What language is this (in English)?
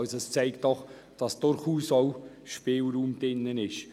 Swiss German